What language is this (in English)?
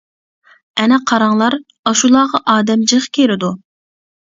Uyghur